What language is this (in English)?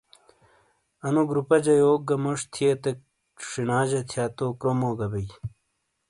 Shina